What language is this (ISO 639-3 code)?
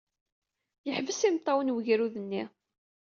kab